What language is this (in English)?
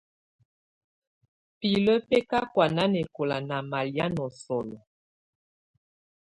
Tunen